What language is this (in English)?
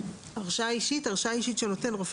Hebrew